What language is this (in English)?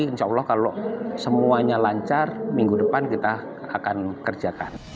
Indonesian